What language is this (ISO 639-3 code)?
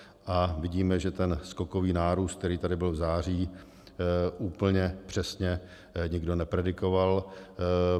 ces